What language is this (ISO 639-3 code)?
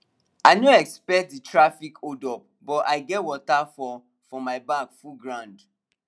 pcm